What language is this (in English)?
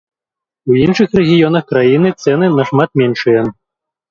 Belarusian